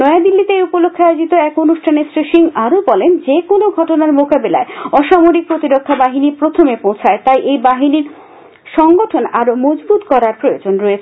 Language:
Bangla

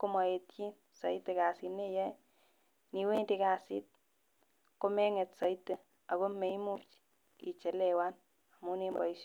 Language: Kalenjin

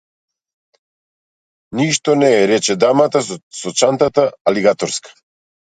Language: Macedonian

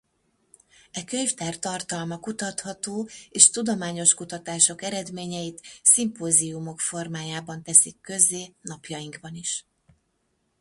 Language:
Hungarian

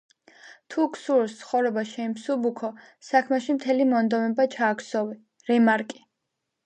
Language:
Georgian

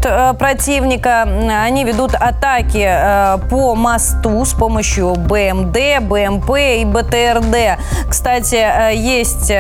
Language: Russian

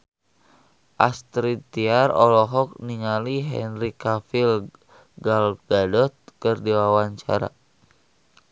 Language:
Sundanese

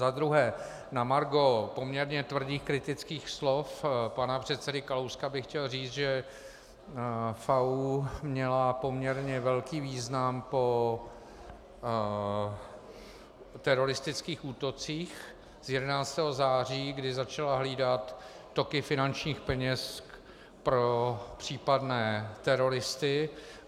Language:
Czech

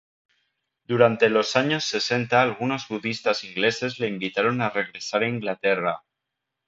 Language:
Spanish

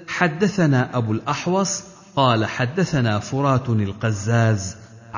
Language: Arabic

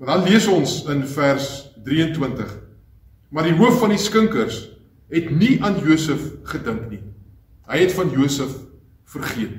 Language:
Dutch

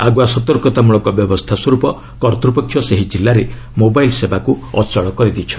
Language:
Odia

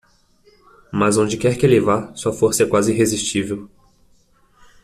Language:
Portuguese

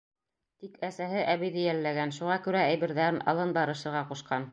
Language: Bashkir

